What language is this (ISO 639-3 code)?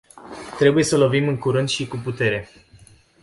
ron